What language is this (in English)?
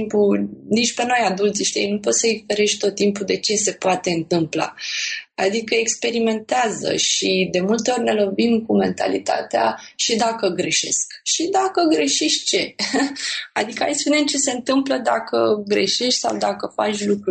Romanian